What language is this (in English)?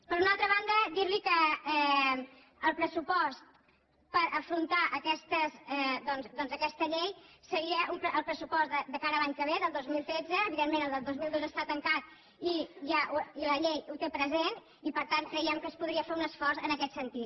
Catalan